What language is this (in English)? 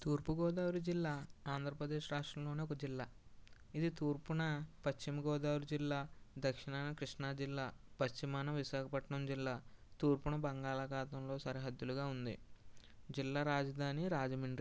Telugu